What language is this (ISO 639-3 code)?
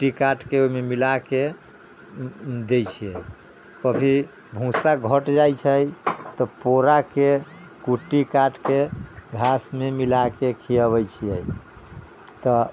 mai